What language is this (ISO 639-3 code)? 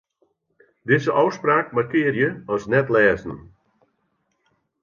fry